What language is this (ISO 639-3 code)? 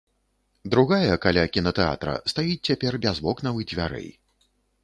bel